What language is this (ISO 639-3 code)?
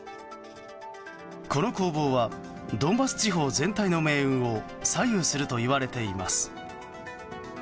jpn